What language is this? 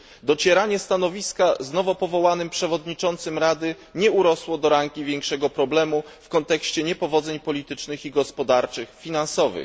Polish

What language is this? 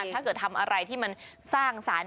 Thai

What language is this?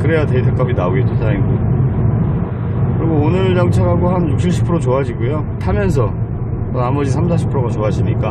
Korean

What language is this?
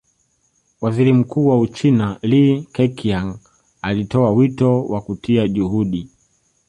Swahili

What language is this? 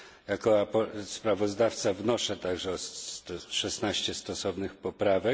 Polish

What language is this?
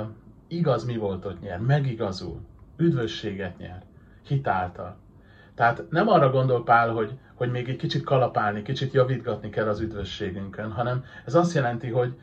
Hungarian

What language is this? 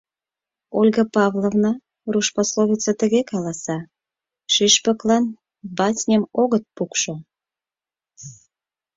Mari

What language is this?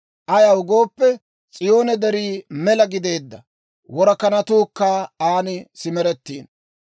Dawro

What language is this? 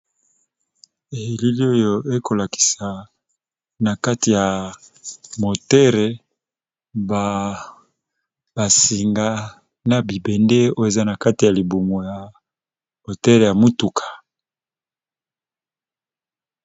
Lingala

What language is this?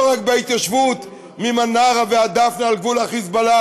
Hebrew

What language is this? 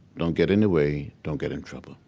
English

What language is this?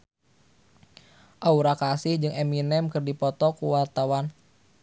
Sundanese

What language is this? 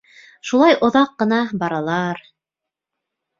Bashkir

